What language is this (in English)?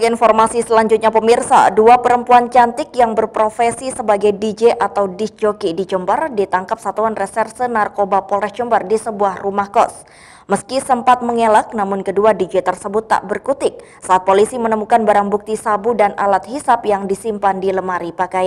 Indonesian